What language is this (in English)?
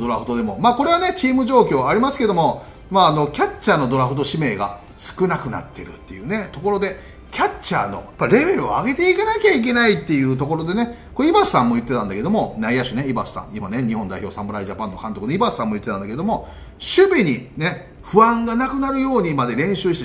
Japanese